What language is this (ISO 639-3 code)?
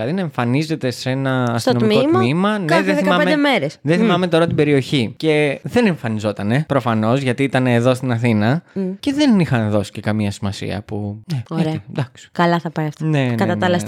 ell